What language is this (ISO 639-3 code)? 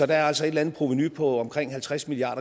dan